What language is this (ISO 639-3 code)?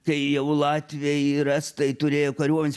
lit